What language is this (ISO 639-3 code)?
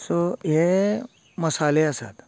kok